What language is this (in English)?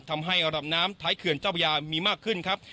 Thai